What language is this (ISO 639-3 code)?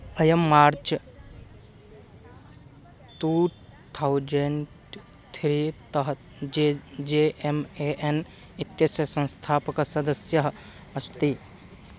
san